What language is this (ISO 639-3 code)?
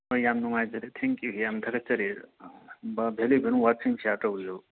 mni